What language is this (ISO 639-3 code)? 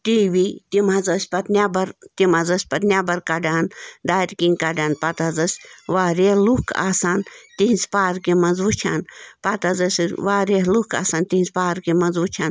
kas